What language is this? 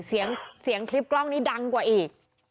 Thai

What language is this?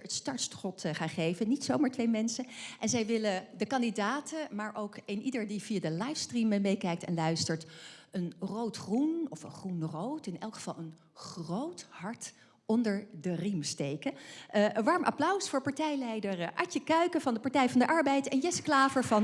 Dutch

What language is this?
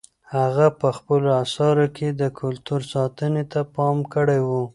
Pashto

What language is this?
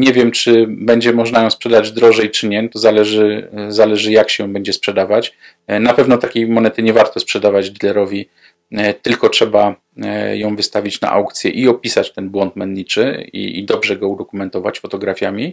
Polish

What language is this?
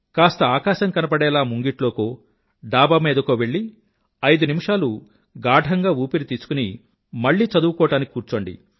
Telugu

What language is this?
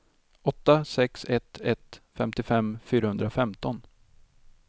Swedish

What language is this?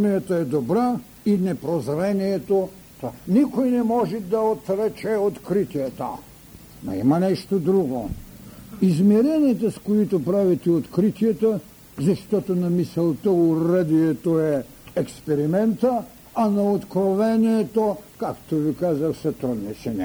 Bulgarian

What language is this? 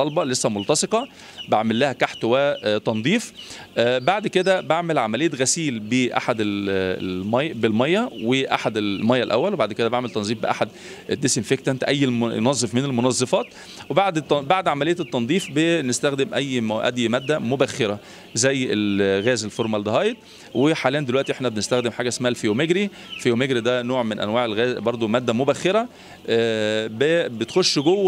Arabic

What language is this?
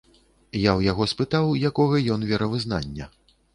Belarusian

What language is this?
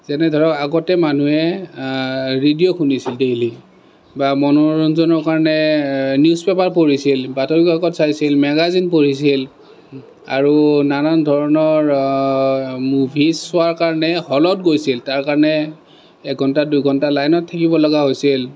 Assamese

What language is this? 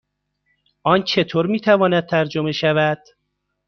Persian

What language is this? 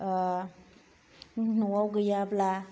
Bodo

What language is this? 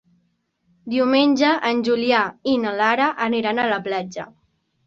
Catalan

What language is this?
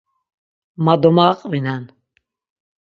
Laz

